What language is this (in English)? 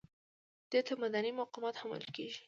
Pashto